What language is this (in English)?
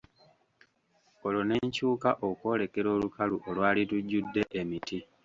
Ganda